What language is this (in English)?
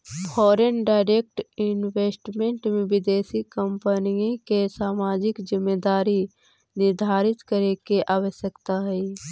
Magahi